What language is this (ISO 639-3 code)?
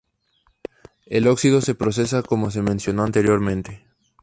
spa